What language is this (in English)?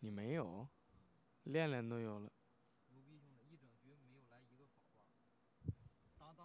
Chinese